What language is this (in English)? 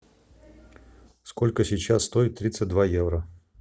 Russian